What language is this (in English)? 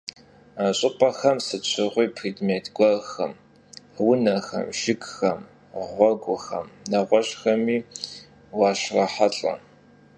Kabardian